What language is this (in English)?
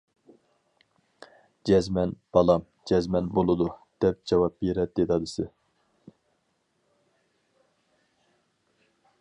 Uyghur